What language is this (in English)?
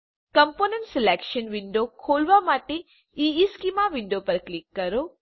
Gujarati